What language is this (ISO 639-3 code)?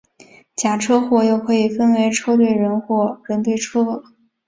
zho